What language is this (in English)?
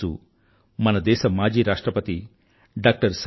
Telugu